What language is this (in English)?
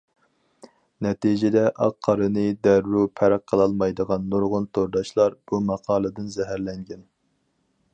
Uyghur